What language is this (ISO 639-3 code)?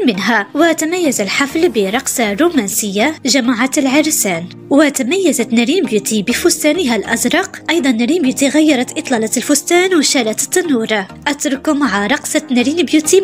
ara